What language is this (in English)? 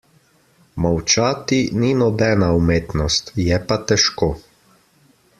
Slovenian